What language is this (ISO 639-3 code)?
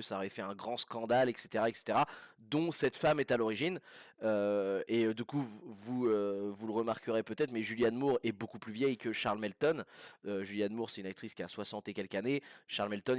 fra